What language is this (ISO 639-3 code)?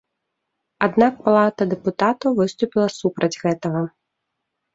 bel